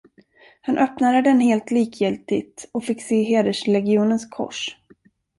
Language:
Swedish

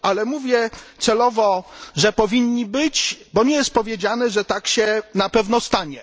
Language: Polish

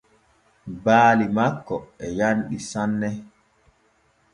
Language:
Borgu Fulfulde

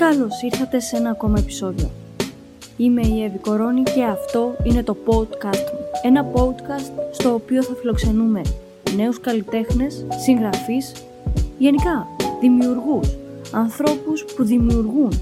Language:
Greek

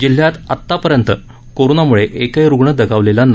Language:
Marathi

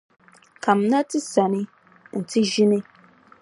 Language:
Dagbani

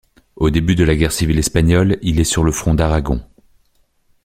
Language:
French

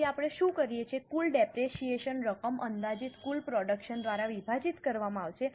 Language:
Gujarati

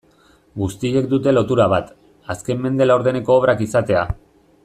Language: Basque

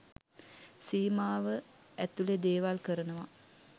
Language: Sinhala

